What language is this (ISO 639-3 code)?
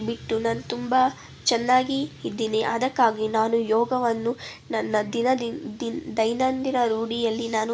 kan